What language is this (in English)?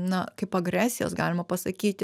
Lithuanian